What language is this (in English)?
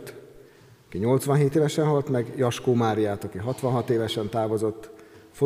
Hungarian